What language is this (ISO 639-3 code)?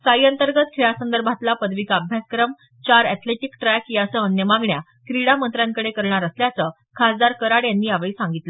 mar